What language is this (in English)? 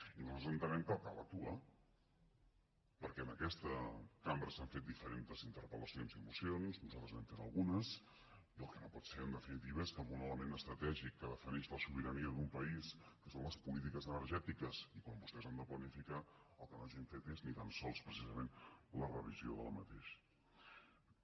Catalan